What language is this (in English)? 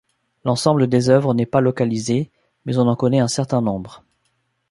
French